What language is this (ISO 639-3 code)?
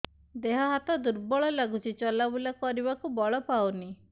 ori